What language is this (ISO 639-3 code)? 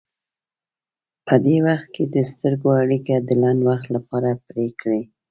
pus